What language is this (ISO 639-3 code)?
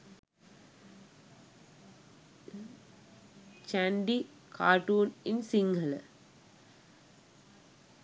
sin